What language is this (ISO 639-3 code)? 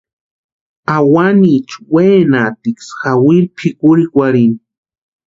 pua